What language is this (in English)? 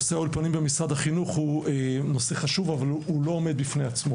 Hebrew